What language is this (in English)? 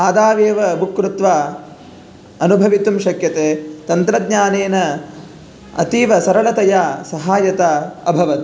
Sanskrit